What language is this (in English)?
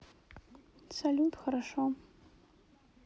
Russian